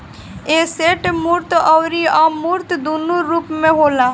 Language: Bhojpuri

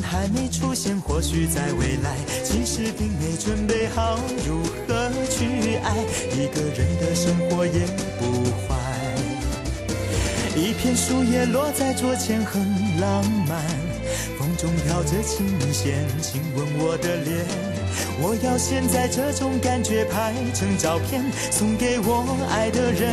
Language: Chinese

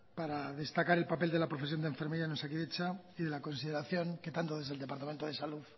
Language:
Spanish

